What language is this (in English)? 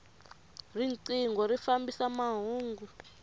Tsonga